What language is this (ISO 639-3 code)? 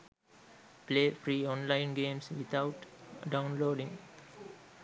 sin